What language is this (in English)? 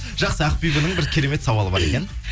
Kazakh